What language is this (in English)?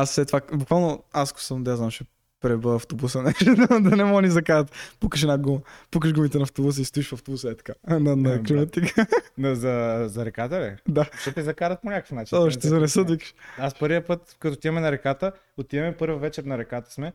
Bulgarian